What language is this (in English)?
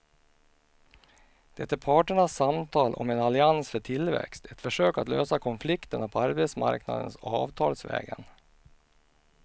Swedish